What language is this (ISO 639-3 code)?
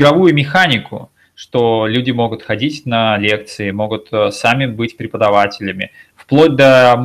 rus